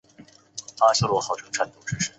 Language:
Chinese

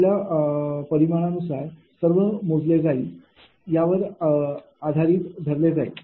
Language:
Marathi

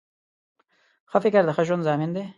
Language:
Pashto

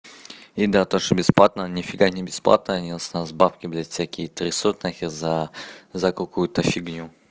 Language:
Russian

